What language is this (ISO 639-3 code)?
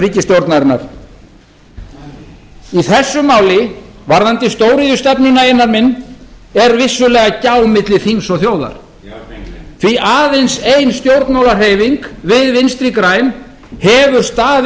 isl